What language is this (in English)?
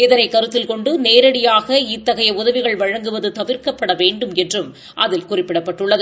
Tamil